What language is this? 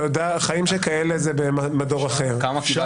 Hebrew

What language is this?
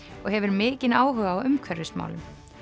Icelandic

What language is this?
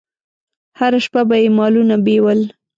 Pashto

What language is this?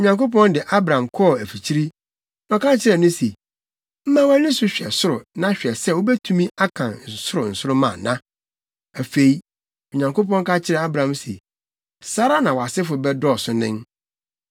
Akan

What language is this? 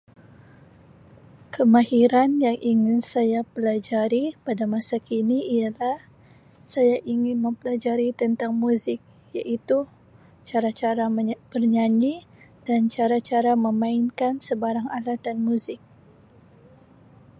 Sabah Malay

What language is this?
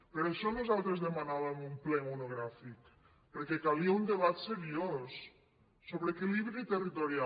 Catalan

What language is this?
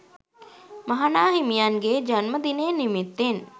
Sinhala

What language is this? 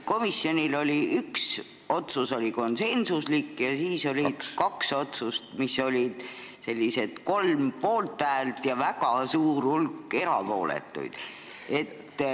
Estonian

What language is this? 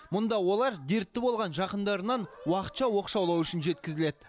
Kazakh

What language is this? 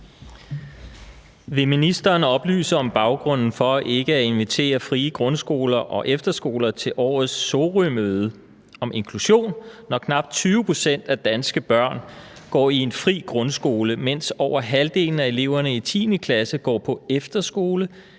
Danish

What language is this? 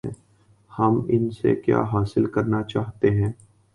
Urdu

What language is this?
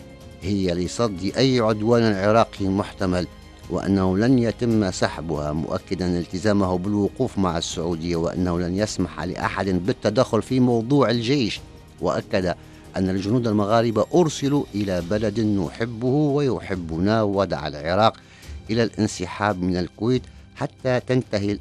Arabic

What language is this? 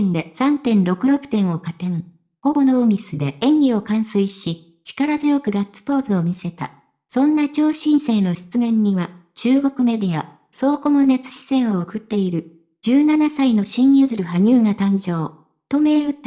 Japanese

